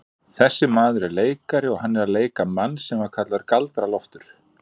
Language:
Icelandic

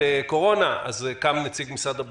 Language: Hebrew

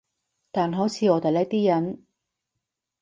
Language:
Cantonese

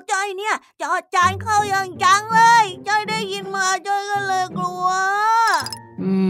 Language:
Thai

